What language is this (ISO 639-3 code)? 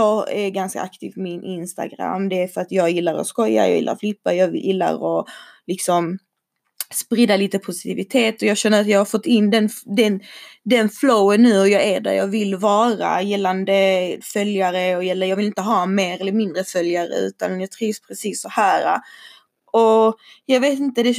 swe